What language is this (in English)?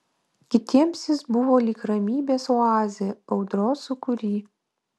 Lithuanian